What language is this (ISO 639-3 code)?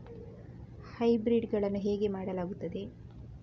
kan